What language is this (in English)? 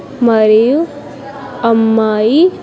Telugu